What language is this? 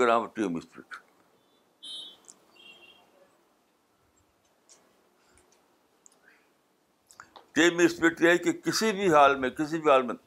Urdu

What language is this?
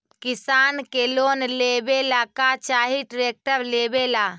Magahi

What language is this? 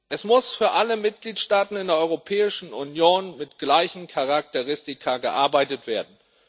German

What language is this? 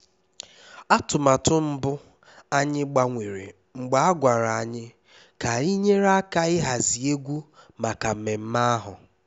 Igbo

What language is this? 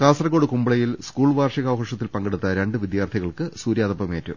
Malayalam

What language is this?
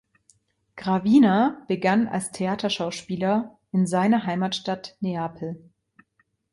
German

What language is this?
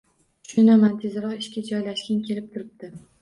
Uzbek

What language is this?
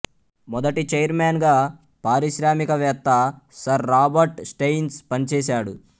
Telugu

